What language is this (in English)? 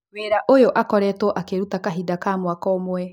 Kikuyu